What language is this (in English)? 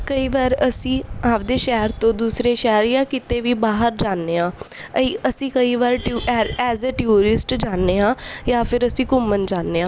Punjabi